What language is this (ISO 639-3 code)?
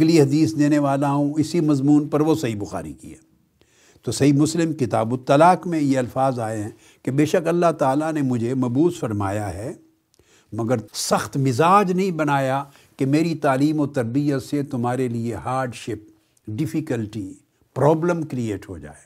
urd